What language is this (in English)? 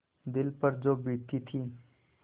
Hindi